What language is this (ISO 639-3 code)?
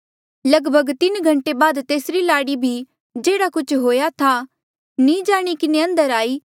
mjl